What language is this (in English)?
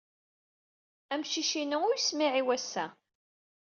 Kabyle